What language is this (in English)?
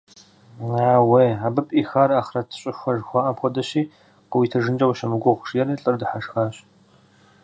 Kabardian